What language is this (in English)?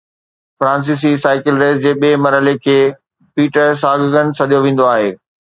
Sindhi